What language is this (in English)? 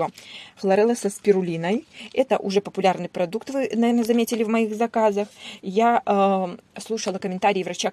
Russian